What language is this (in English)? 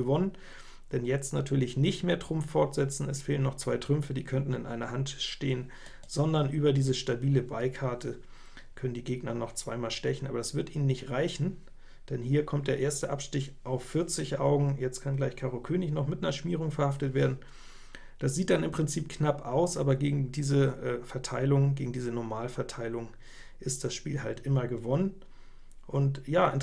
German